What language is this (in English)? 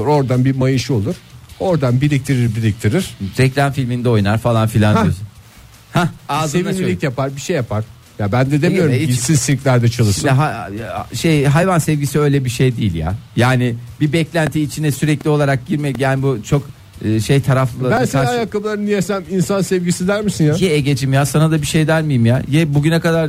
Turkish